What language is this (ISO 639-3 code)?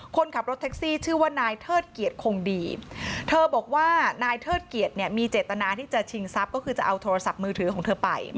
tha